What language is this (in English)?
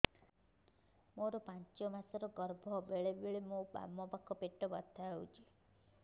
Odia